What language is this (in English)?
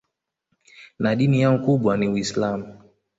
Swahili